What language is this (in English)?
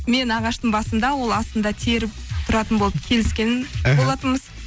Kazakh